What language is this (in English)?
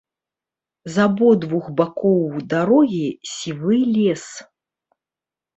Belarusian